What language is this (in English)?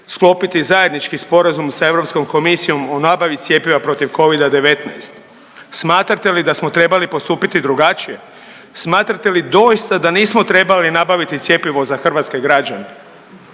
Croatian